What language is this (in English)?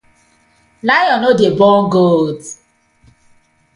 Nigerian Pidgin